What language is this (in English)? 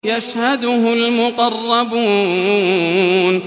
Arabic